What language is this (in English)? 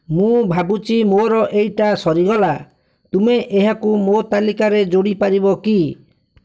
Odia